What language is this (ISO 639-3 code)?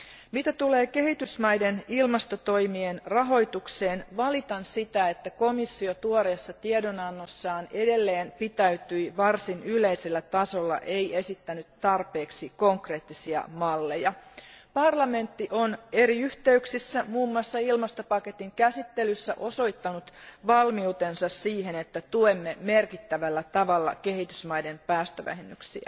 fin